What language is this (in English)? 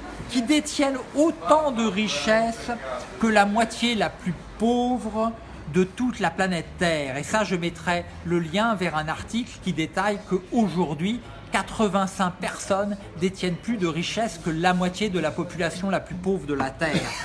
French